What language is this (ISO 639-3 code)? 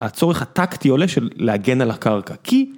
heb